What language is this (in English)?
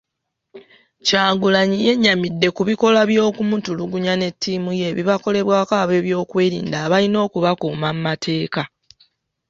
Ganda